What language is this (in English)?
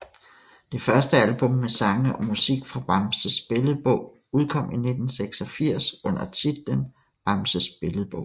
Danish